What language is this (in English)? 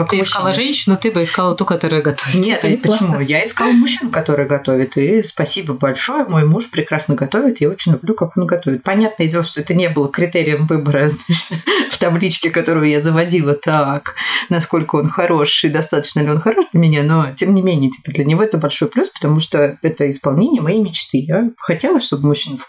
Russian